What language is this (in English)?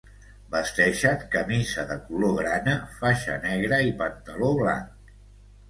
Catalan